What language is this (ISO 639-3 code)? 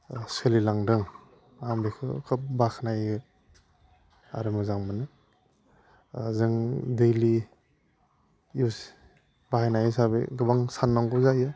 brx